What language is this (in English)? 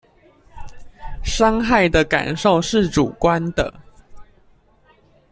Chinese